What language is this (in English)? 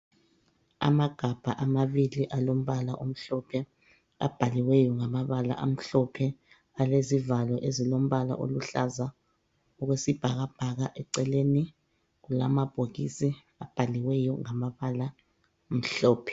North Ndebele